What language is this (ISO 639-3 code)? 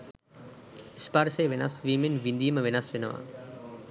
sin